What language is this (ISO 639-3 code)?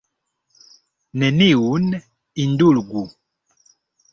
epo